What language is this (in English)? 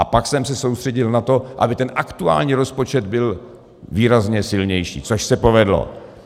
Czech